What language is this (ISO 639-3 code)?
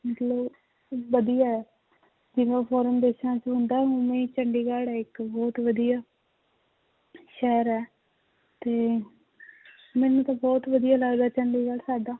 pan